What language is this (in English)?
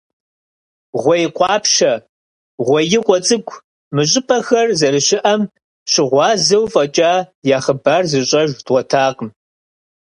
Kabardian